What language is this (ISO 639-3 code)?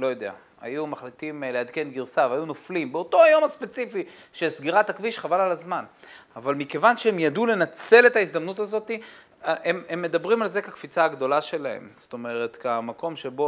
heb